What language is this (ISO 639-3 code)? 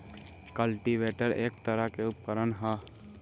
bho